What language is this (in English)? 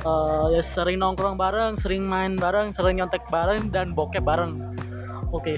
Indonesian